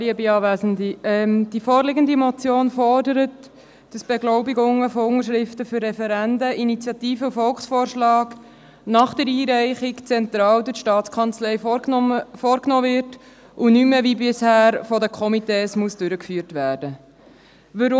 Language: Swiss German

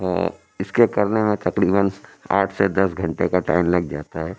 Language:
Urdu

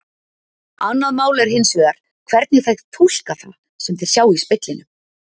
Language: Icelandic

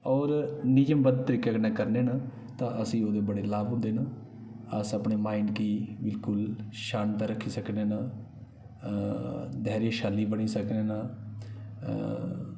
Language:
Dogri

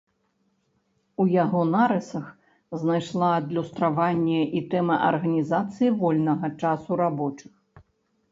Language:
Belarusian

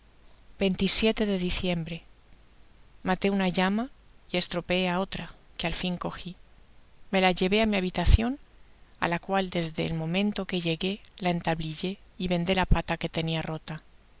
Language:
Spanish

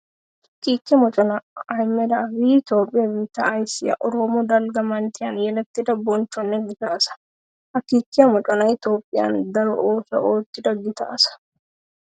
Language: Wolaytta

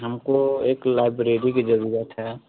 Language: Hindi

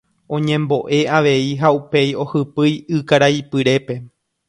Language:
Guarani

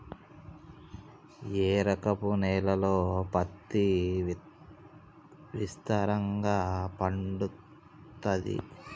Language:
Telugu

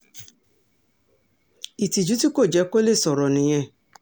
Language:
Yoruba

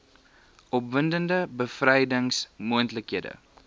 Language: Afrikaans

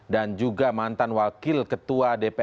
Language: Indonesian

